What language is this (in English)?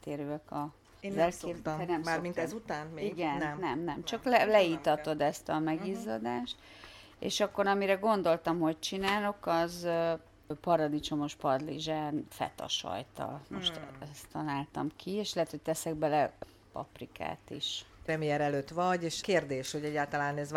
Hungarian